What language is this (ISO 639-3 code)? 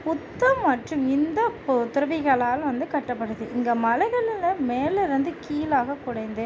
tam